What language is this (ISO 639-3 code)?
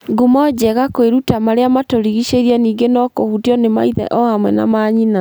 kik